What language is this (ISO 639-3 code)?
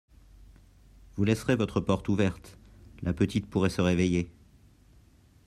fra